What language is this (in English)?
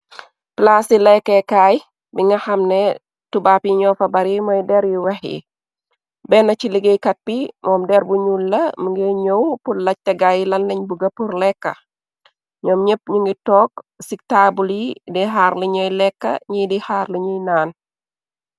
Wolof